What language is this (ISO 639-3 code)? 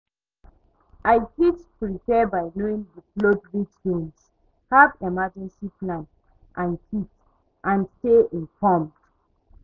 pcm